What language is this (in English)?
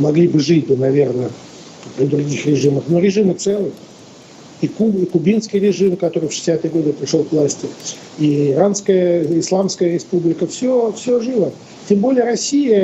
Russian